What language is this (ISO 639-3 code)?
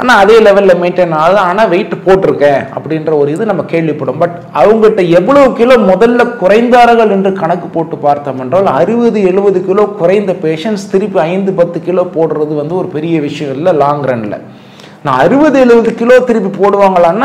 ara